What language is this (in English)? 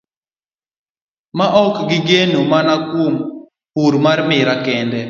Luo (Kenya and Tanzania)